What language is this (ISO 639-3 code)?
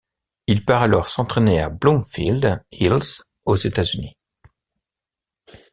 fra